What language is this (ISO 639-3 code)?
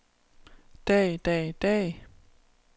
dan